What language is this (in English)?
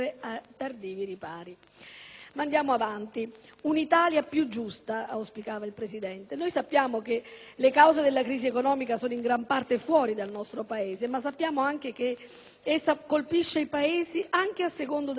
Italian